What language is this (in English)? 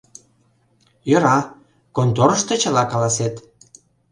Mari